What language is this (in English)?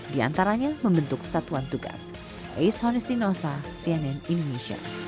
Indonesian